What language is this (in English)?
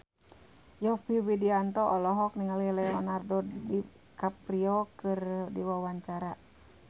Sundanese